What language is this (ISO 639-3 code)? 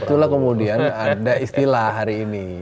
ind